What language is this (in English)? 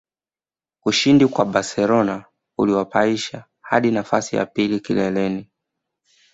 Swahili